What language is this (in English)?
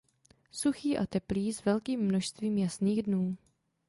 Czech